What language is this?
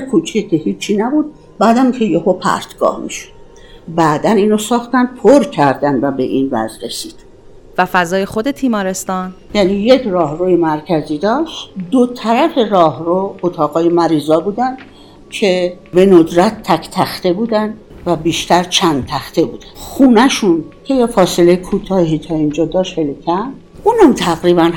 Persian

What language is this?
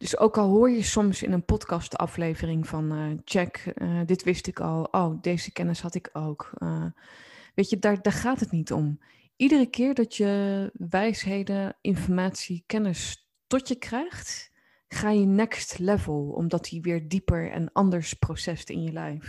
Dutch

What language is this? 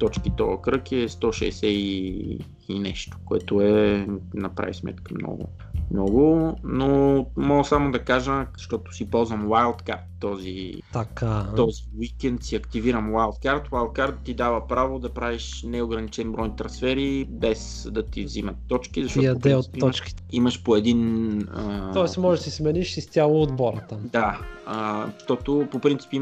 Bulgarian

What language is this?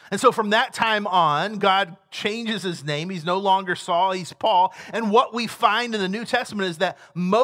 English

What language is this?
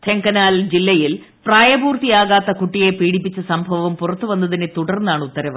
Malayalam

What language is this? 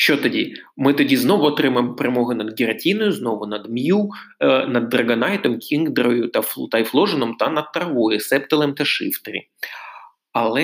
Ukrainian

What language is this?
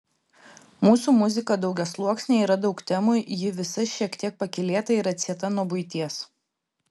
Lithuanian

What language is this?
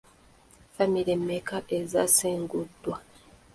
Ganda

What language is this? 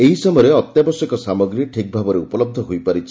Odia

